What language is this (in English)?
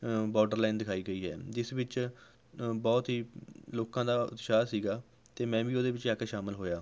Punjabi